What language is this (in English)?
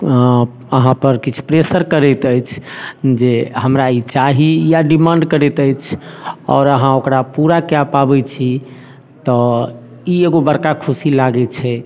Maithili